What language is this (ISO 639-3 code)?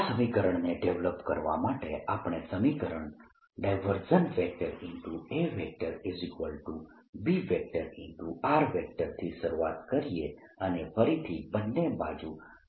guj